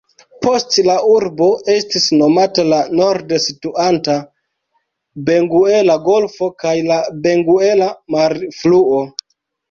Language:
Esperanto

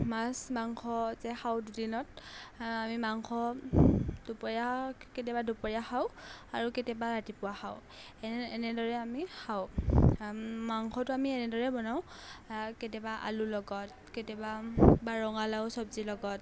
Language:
Assamese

